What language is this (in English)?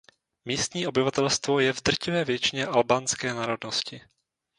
Czech